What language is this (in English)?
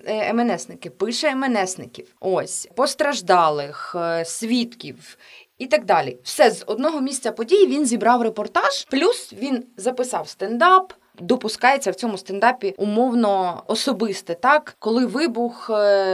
Ukrainian